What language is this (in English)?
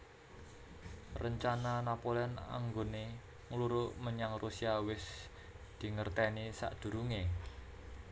Javanese